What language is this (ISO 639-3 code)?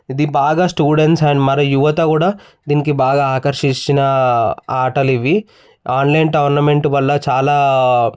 tel